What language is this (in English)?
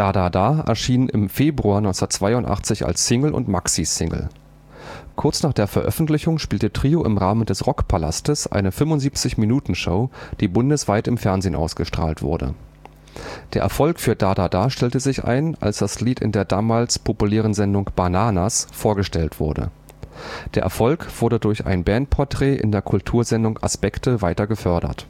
German